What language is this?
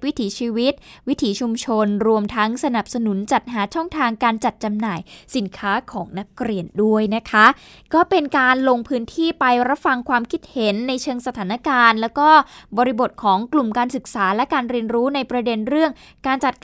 Thai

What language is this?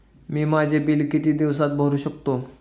Marathi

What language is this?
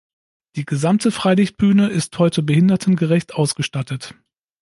German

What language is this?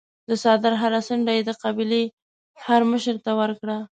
Pashto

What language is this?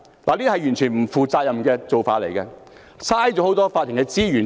Cantonese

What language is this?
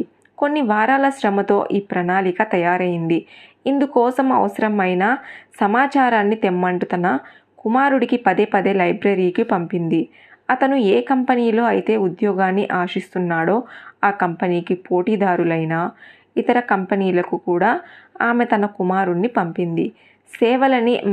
Telugu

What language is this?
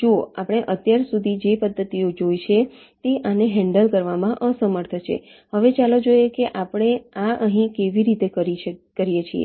Gujarati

